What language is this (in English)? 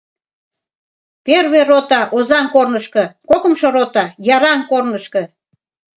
Mari